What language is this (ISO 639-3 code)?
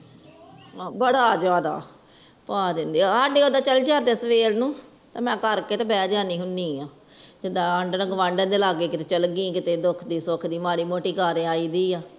pan